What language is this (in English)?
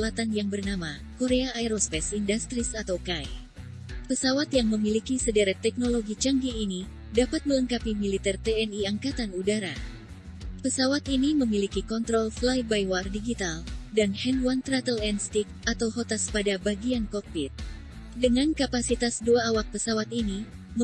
Indonesian